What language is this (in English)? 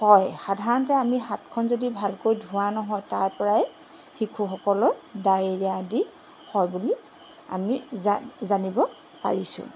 Assamese